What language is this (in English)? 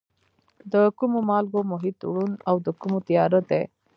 Pashto